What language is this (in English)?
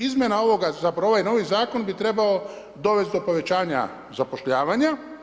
Croatian